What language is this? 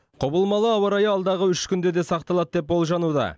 Kazakh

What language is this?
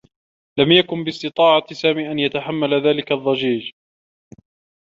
Arabic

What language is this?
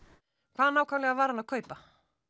Icelandic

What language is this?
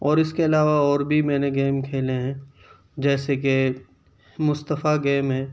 Urdu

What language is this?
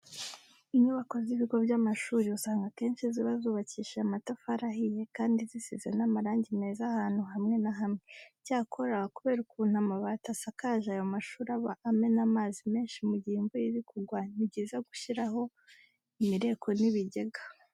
Kinyarwanda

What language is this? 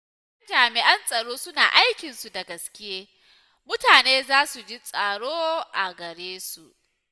Hausa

